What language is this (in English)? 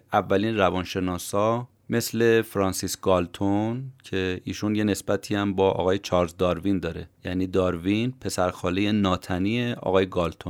Persian